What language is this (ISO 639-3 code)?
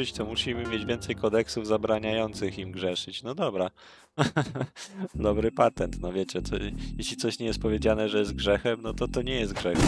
pol